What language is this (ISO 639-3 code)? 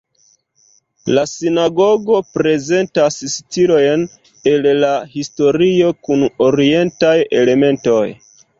epo